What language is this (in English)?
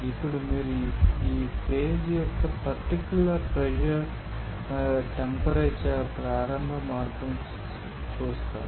Telugu